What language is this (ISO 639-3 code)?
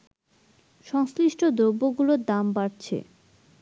ben